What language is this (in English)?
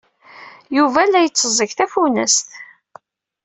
Kabyle